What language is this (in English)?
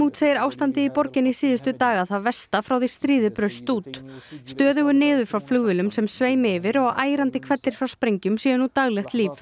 Icelandic